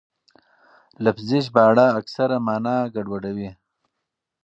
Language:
Pashto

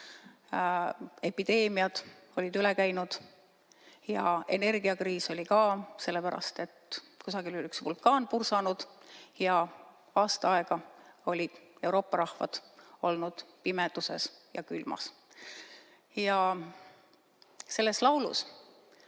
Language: Estonian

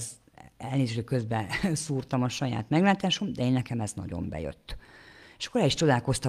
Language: Hungarian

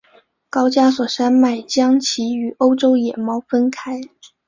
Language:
Chinese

